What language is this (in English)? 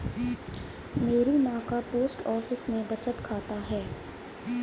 Hindi